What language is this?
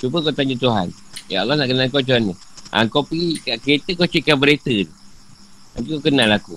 Malay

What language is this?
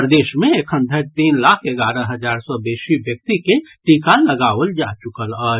Maithili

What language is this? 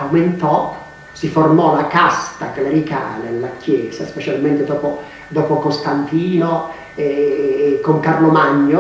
Italian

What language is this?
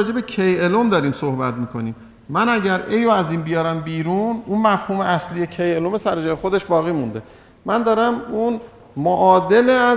Persian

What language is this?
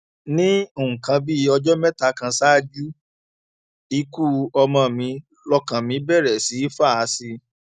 Yoruba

